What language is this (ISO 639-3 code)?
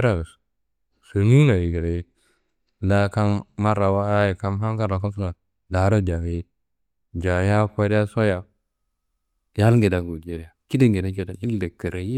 kbl